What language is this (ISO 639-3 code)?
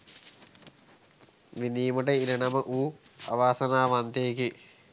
sin